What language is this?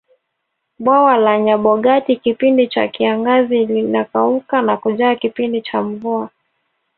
Swahili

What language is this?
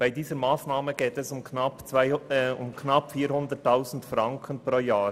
Swiss German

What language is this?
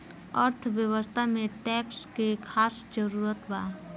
Bhojpuri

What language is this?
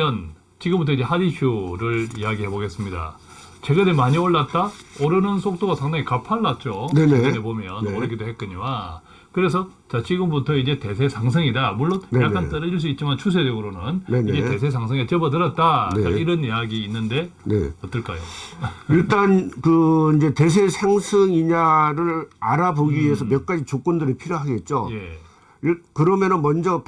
Korean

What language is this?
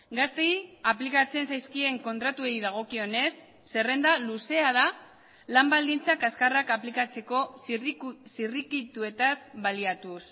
Basque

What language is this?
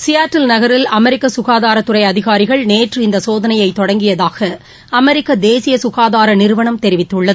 Tamil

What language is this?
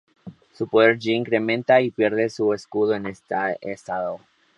Spanish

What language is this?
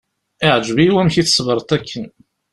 Kabyle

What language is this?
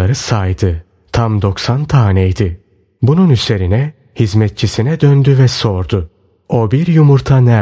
Turkish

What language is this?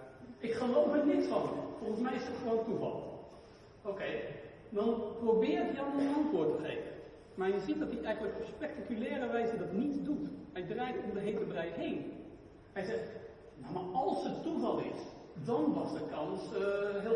Dutch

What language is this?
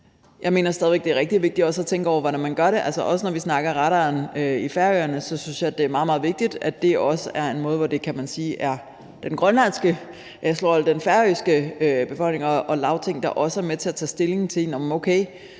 Danish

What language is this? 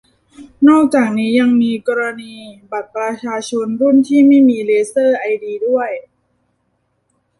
Thai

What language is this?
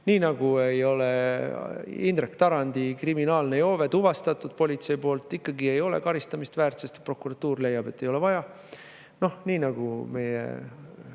Estonian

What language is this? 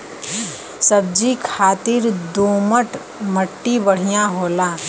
Bhojpuri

